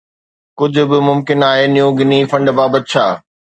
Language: Sindhi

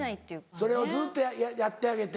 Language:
Japanese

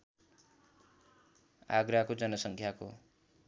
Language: Nepali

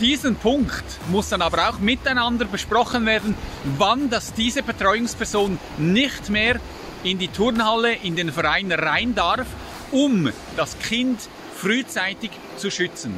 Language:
German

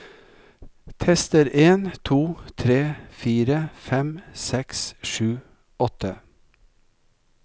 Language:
Norwegian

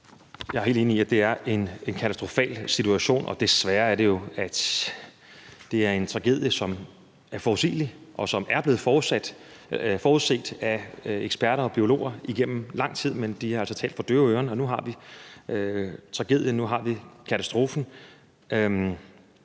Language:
Danish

